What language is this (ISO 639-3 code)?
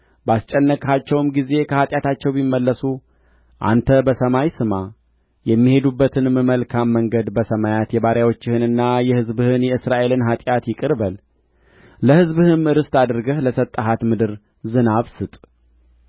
amh